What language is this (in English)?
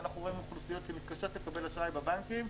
Hebrew